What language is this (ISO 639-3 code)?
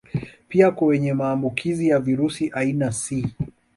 swa